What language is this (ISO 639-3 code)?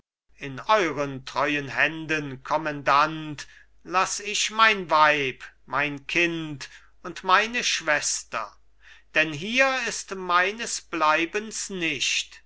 deu